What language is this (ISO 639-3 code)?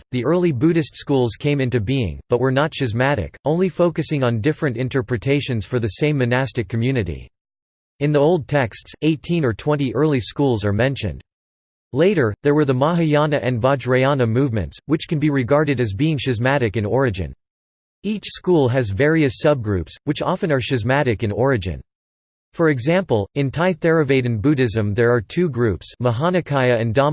eng